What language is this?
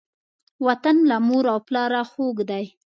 Pashto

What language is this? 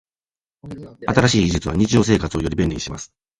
Japanese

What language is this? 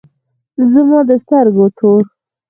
Pashto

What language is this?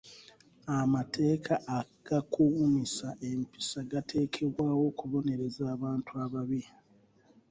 Ganda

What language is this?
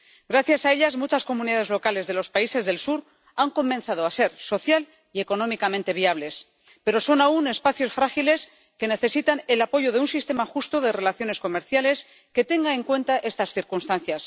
Spanish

